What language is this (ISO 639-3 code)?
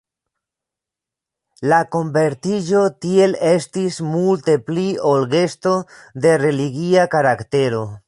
epo